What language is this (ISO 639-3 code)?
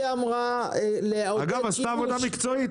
heb